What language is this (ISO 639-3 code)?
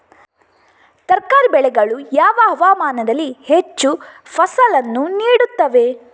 kan